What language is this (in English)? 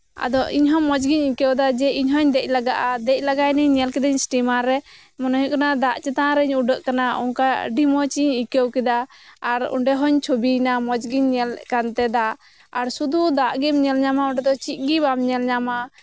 Santali